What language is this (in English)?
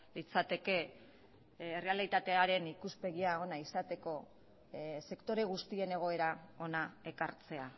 Basque